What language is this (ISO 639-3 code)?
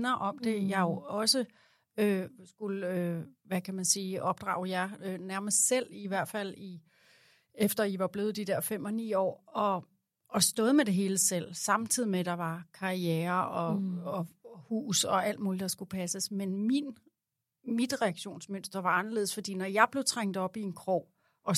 dan